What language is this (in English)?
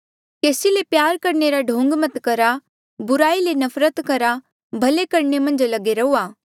Mandeali